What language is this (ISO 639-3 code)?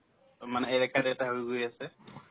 asm